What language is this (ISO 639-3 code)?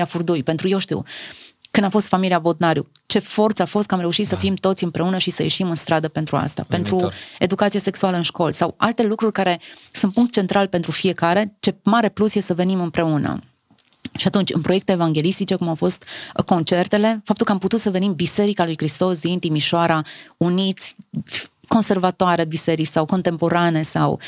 ron